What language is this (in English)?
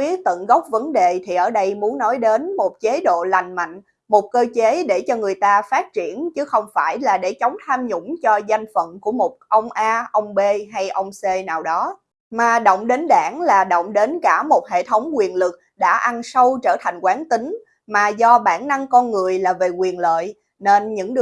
Vietnamese